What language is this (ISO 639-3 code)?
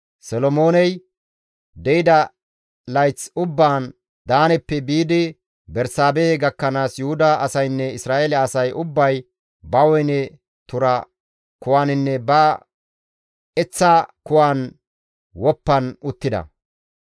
gmv